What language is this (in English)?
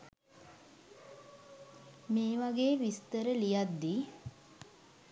Sinhala